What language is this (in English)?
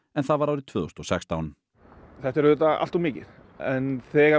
Icelandic